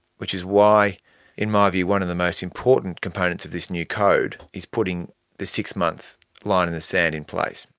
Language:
English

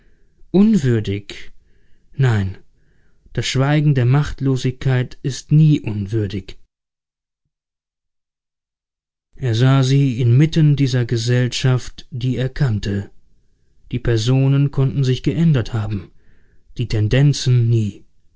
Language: German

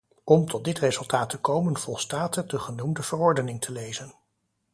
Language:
Dutch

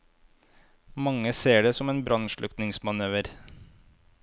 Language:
Norwegian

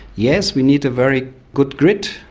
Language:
English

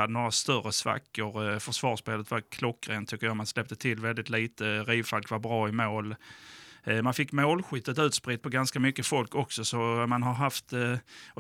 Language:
Swedish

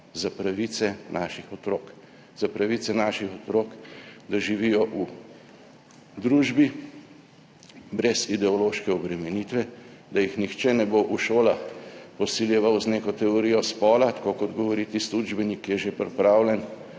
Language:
Slovenian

